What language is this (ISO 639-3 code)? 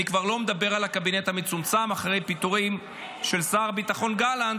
heb